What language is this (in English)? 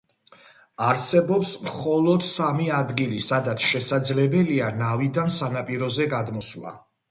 Georgian